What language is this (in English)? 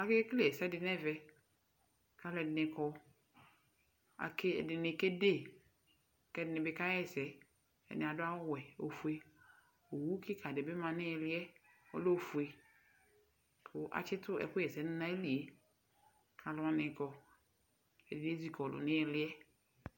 Ikposo